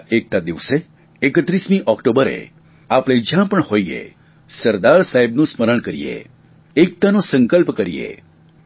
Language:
Gujarati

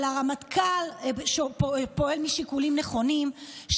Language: Hebrew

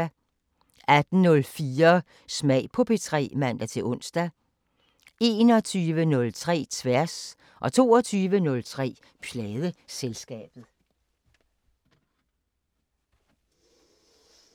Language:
Danish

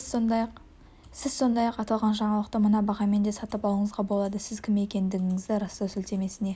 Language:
Kazakh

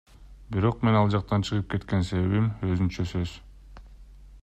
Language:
Kyrgyz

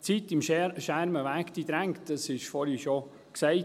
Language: Swiss German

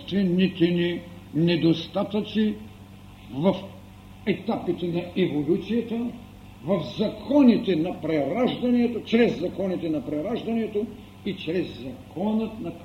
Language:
Bulgarian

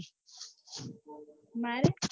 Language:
Gujarati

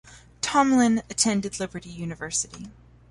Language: English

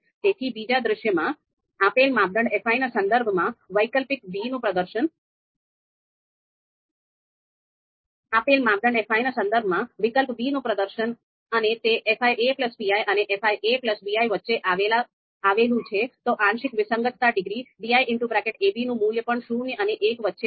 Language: Gujarati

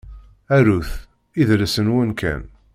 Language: Kabyle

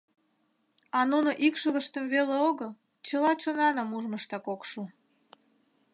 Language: Mari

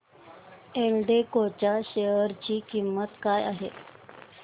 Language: Marathi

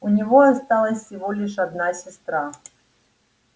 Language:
Russian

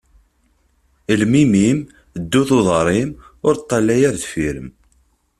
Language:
Kabyle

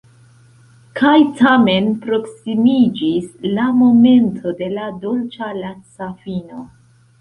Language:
Esperanto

